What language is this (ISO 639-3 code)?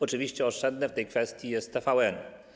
pol